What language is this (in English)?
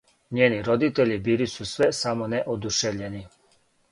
Serbian